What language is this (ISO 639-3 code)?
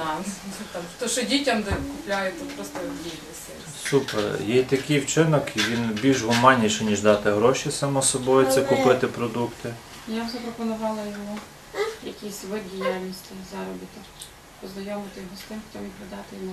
ukr